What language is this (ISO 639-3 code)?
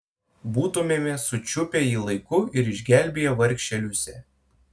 lit